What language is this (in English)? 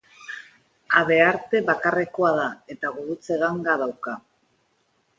Basque